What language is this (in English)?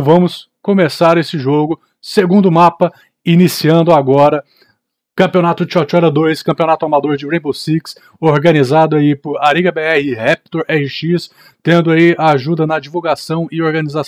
Portuguese